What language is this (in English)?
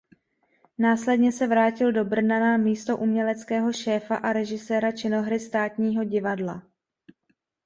Czech